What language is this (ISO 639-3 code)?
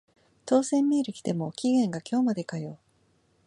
jpn